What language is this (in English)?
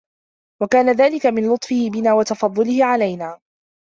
Arabic